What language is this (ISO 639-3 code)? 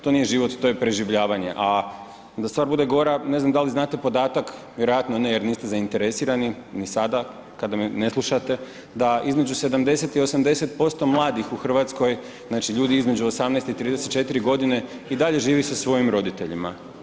hrv